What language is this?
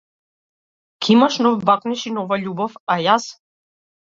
Macedonian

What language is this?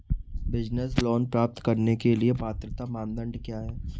Hindi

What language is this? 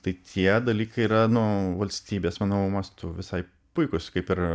Lithuanian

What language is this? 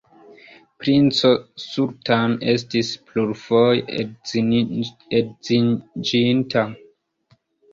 Esperanto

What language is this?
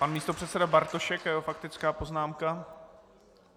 Czech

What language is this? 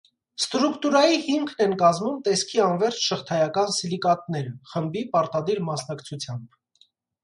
Armenian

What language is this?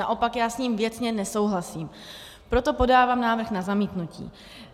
Czech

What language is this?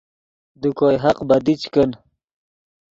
Yidgha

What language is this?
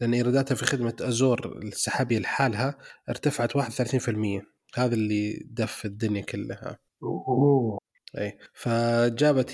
Arabic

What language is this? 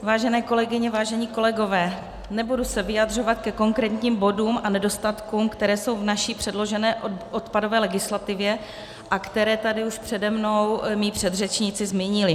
Czech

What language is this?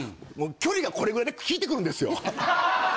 Japanese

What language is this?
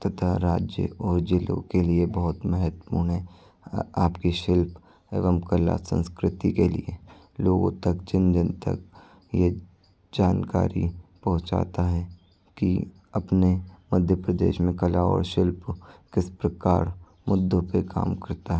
Hindi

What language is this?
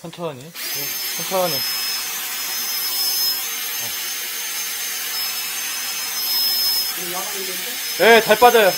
Korean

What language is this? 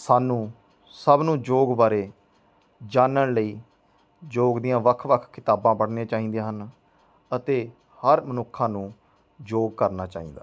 Punjabi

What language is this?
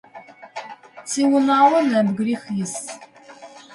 Adyghe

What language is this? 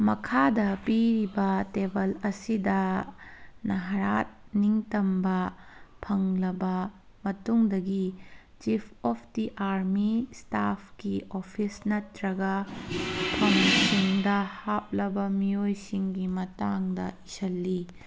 Manipuri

